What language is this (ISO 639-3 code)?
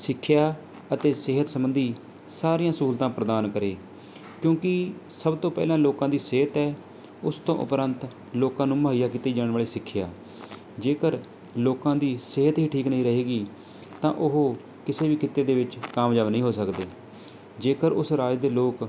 pan